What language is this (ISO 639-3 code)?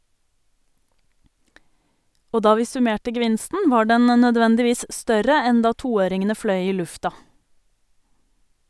nor